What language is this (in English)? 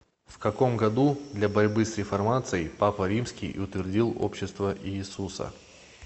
Russian